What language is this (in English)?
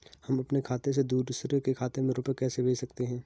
Hindi